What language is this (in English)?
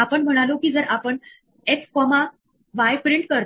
Marathi